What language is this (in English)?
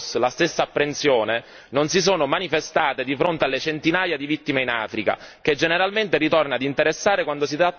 Italian